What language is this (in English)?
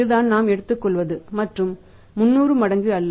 Tamil